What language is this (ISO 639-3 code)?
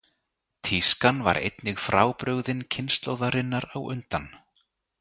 isl